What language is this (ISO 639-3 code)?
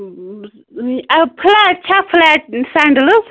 kas